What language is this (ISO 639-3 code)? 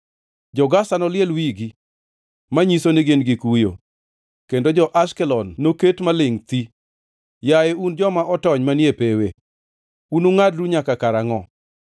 luo